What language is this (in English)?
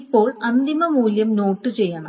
Malayalam